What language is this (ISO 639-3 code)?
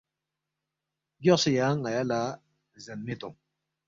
bft